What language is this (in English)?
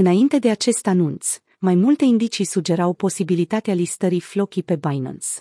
Romanian